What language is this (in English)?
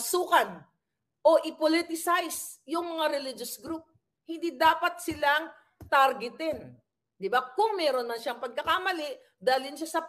Filipino